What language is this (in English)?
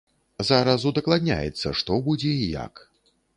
Belarusian